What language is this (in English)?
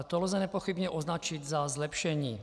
Czech